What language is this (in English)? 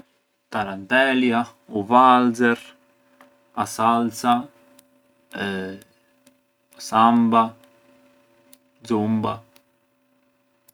Arbëreshë Albanian